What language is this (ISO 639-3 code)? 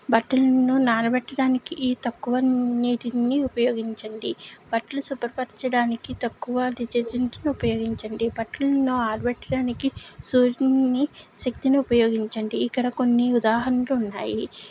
tel